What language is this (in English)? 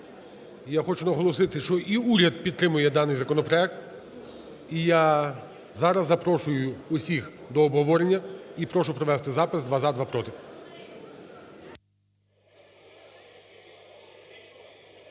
Ukrainian